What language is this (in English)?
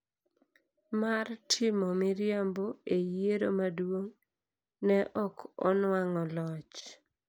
Luo (Kenya and Tanzania)